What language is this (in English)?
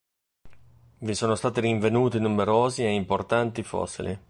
Italian